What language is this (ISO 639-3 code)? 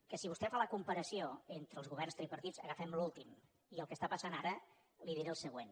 cat